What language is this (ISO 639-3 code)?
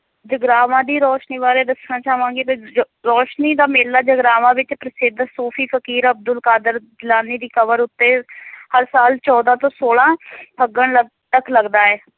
pan